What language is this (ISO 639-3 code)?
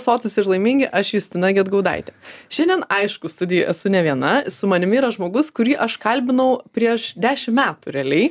lit